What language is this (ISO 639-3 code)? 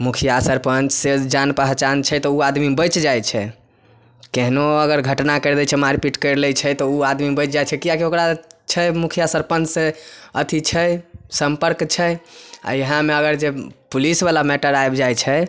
mai